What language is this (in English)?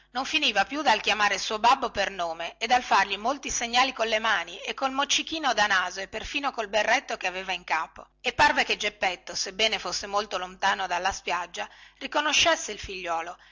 Italian